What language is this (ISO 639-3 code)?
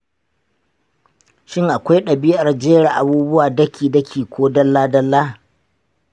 hau